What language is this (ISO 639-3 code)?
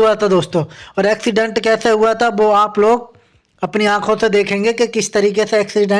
hin